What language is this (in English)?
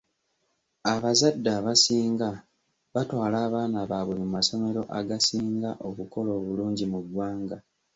Ganda